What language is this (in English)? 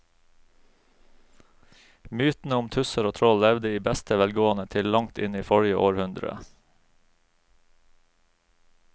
Norwegian